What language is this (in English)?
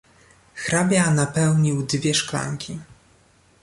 Polish